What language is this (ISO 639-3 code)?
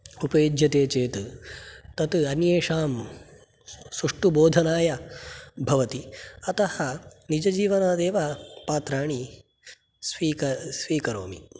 san